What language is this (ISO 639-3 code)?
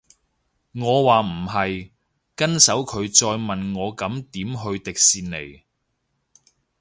yue